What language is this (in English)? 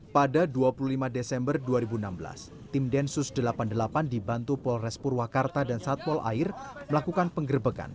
Indonesian